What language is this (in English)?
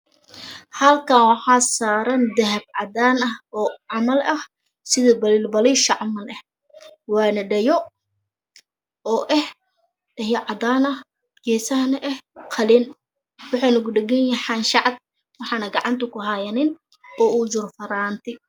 Somali